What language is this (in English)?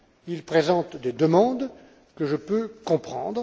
French